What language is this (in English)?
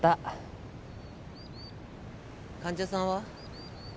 Japanese